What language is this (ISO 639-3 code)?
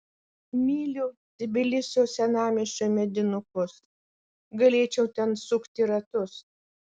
lit